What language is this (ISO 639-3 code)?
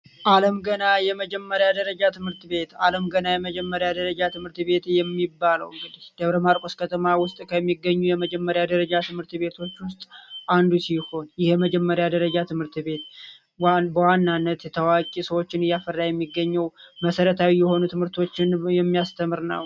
amh